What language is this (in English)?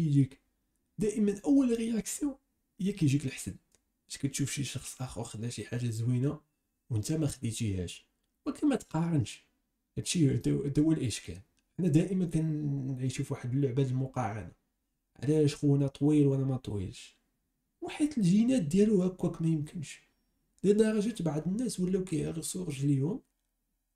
Arabic